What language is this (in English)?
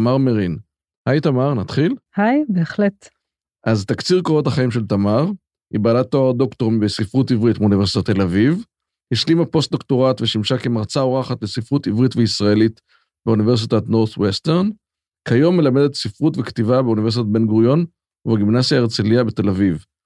Hebrew